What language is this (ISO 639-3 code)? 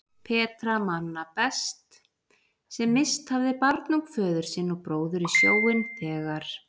isl